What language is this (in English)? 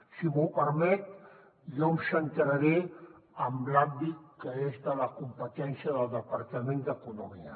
Catalan